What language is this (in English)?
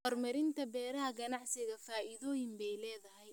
Somali